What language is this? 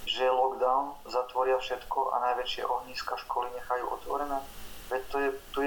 Slovak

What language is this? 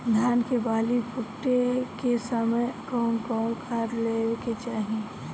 Bhojpuri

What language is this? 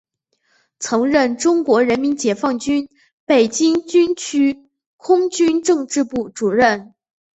Chinese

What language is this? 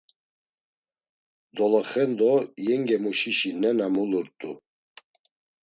Laz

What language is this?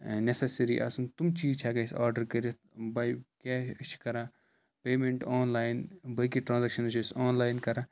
Kashmiri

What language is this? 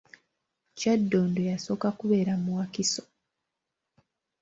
Ganda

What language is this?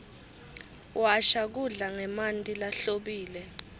Swati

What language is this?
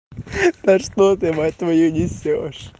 Russian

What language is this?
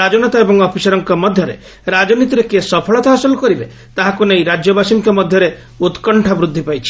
Odia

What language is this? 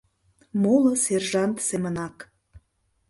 Mari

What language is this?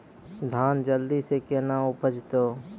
Maithili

